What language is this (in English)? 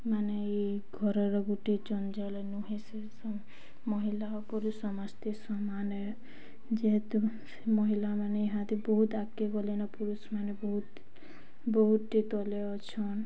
Odia